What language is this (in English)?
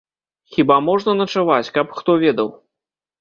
Belarusian